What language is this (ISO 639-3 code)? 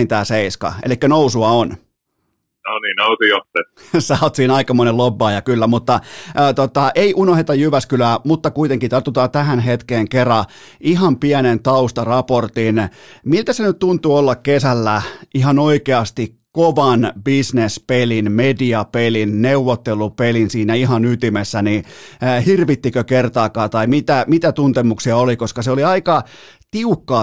fin